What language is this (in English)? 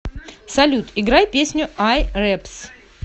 Russian